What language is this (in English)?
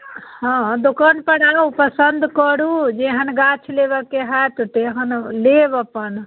Maithili